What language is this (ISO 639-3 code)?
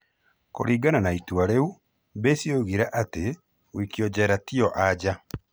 kik